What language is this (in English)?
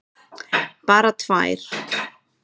Icelandic